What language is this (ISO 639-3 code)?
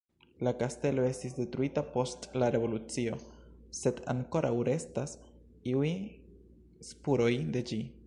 epo